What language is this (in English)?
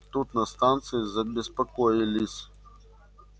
Russian